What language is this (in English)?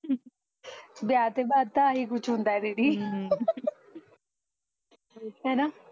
Punjabi